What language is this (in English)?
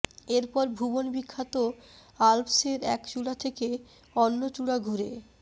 Bangla